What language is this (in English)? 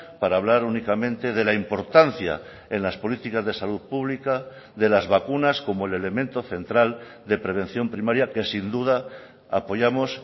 Spanish